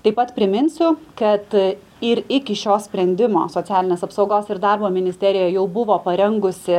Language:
Lithuanian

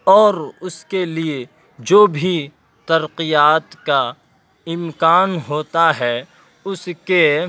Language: Urdu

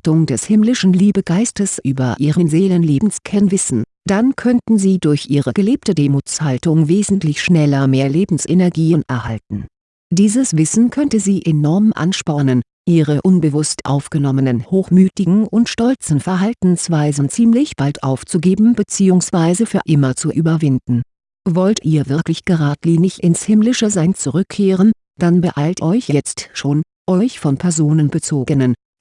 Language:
German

